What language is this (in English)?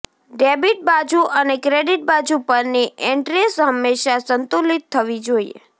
Gujarati